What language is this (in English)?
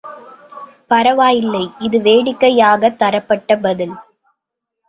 Tamil